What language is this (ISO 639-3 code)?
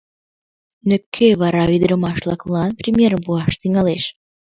chm